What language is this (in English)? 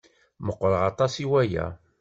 Kabyle